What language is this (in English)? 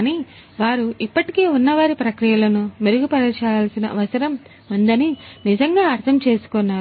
Telugu